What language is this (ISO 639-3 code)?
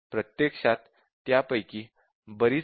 mar